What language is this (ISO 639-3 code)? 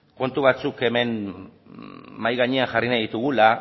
eus